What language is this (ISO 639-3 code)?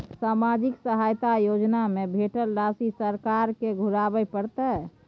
mai